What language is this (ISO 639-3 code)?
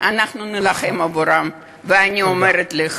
heb